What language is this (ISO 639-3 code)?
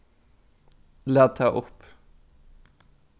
fao